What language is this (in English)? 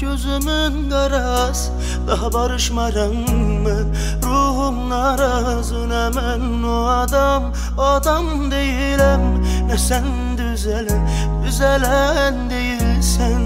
Turkish